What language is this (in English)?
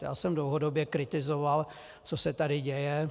Czech